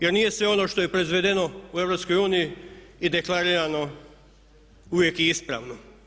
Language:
Croatian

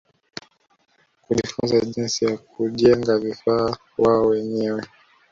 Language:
Swahili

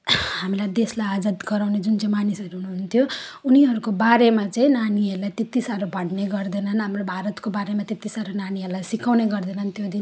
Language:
Nepali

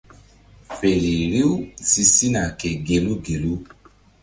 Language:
Mbum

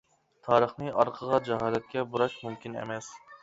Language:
Uyghur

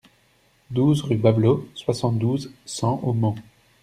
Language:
French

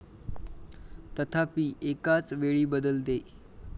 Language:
Marathi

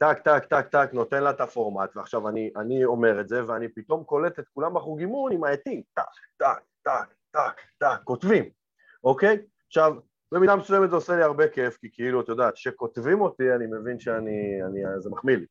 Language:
Hebrew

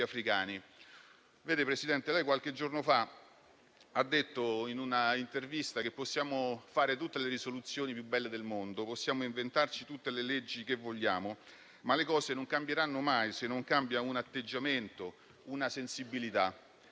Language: Italian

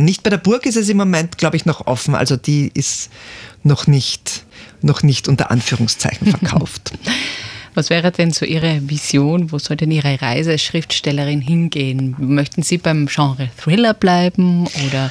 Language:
German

